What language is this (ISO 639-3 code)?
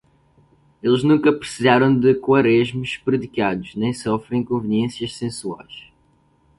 por